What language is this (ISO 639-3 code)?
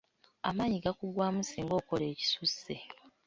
lug